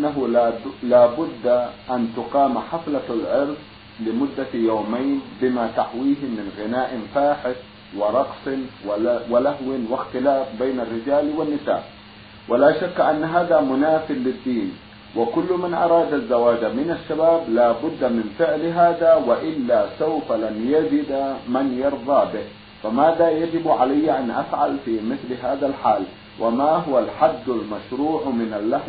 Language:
Arabic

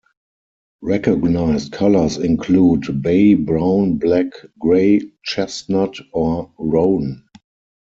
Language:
English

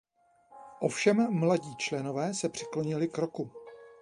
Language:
Czech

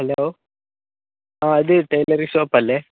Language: Malayalam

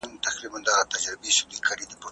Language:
Pashto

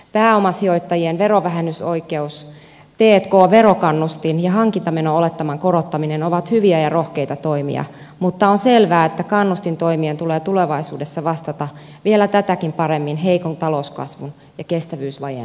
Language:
Finnish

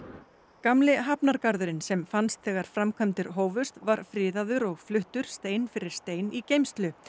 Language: Icelandic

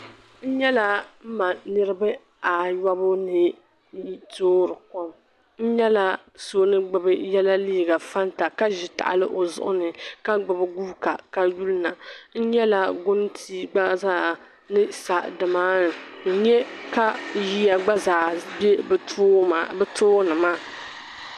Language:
Dagbani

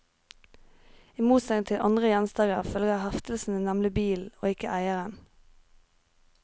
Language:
Norwegian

